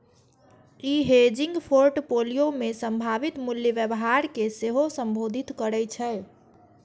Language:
Maithili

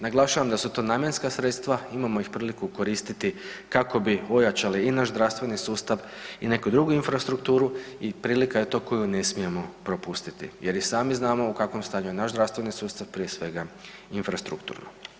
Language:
Croatian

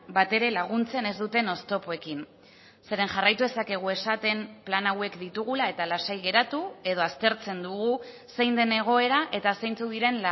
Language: Basque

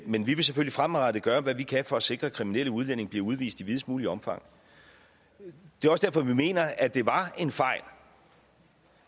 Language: Danish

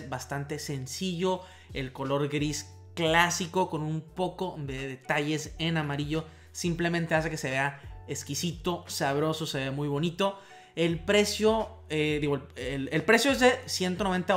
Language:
Spanish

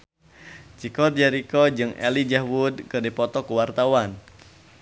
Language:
Sundanese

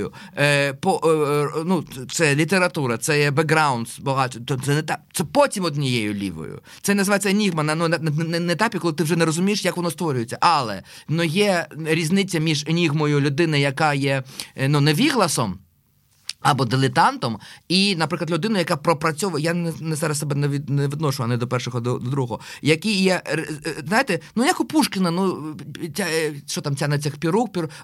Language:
Ukrainian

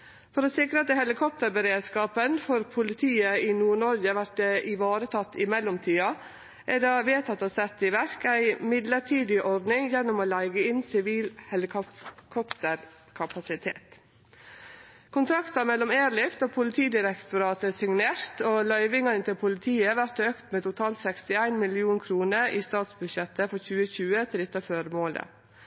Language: Norwegian Nynorsk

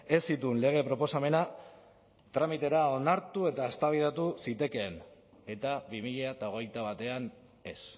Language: Basque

